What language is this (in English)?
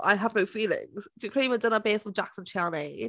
Welsh